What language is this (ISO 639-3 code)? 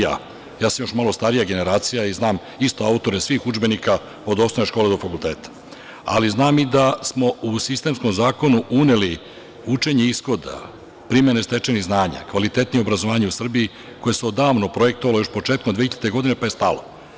srp